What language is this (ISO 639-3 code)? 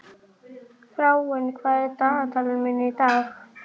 isl